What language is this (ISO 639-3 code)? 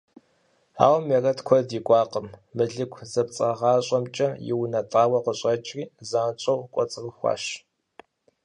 kbd